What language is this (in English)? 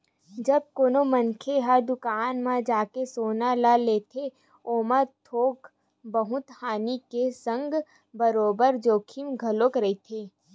Chhattisgarhi